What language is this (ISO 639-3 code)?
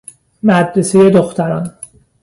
fas